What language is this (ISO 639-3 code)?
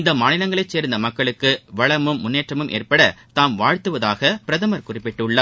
tam